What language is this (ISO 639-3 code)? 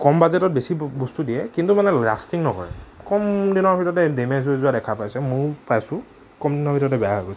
asm